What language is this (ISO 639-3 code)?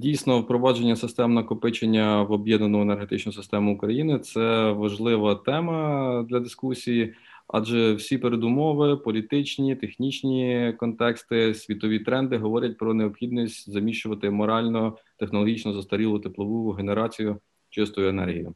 ukr